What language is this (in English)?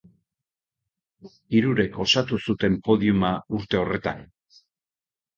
Basque